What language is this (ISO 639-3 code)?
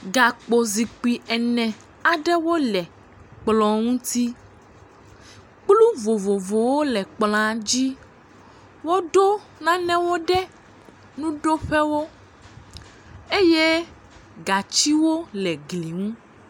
ewe